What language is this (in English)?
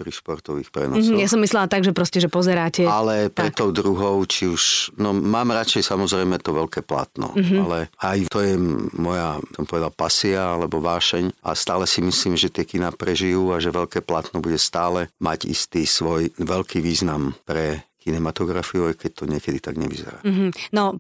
Slovak